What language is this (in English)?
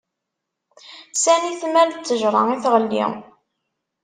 Kabyle